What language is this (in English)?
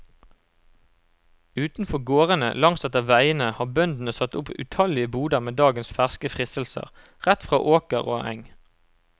Norwegian